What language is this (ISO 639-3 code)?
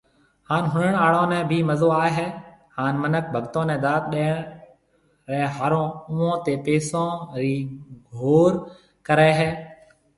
mve